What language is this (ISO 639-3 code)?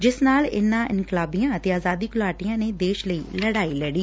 pan